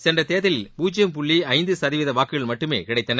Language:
Tamil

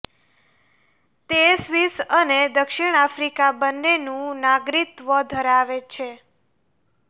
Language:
Gujarati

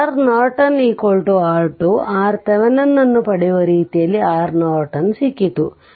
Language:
Kannada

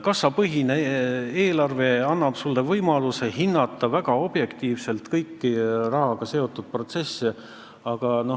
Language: Estonian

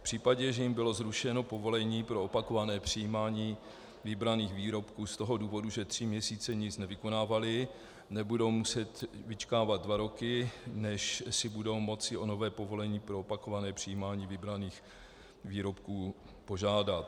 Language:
Czech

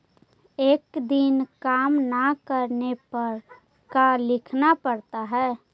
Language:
Magahi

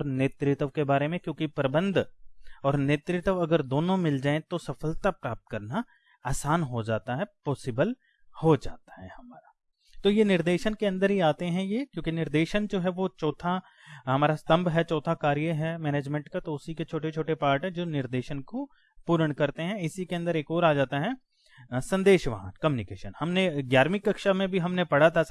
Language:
Hindi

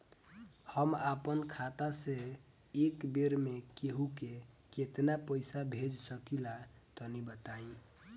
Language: Bhojpuri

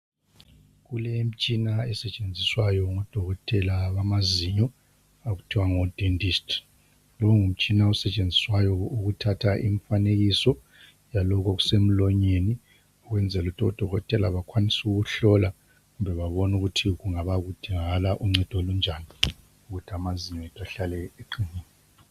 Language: North Ndebele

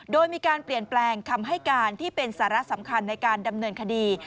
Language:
Thai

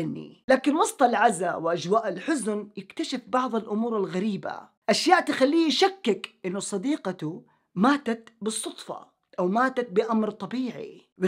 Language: Arabic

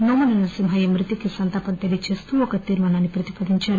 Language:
Telugu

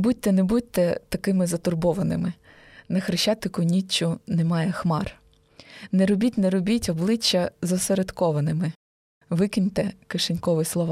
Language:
Ukrainian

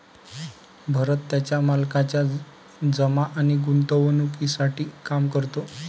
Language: Marathi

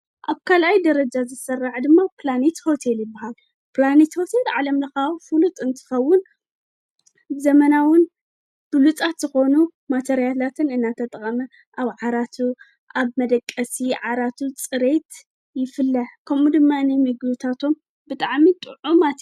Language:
Tigrinya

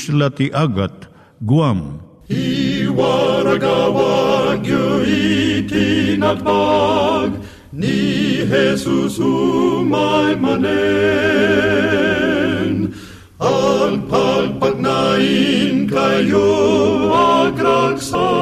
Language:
Filipino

